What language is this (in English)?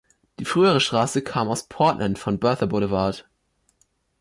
German